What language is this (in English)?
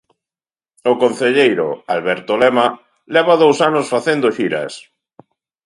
Galician